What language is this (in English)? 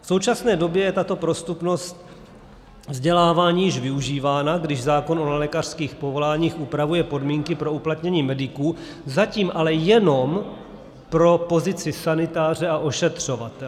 Czech